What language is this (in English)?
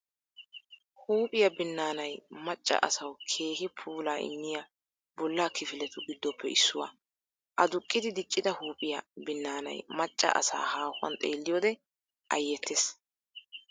Wolaytta